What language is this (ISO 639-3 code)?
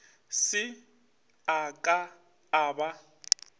nso